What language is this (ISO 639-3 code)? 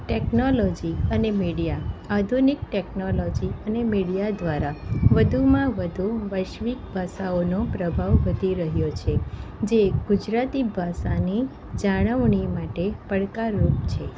guj